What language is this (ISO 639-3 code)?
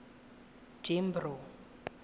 tsn